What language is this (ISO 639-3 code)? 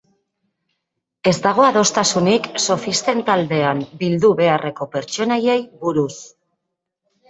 eus